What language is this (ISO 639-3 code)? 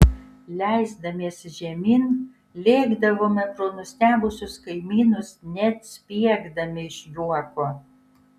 lit